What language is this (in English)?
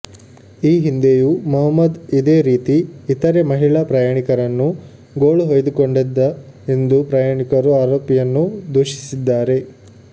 Kannada